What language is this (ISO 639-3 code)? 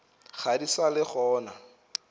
nso